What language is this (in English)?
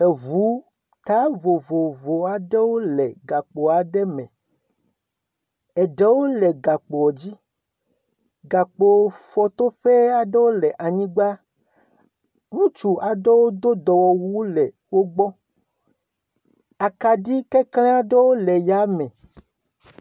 Ewe